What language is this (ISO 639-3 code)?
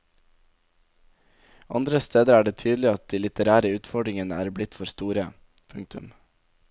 nor